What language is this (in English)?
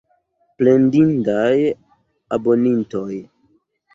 Esperanto